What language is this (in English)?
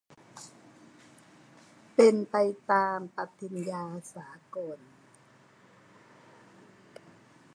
Thai